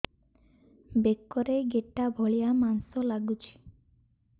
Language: Odia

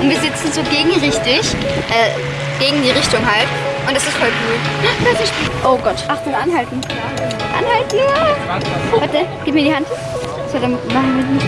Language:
German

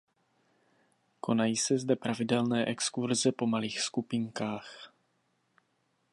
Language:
Czech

